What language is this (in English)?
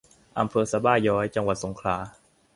Thai